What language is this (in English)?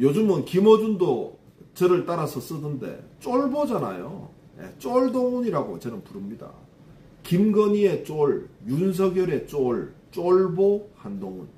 Korean